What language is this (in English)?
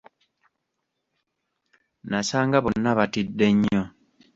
Ganda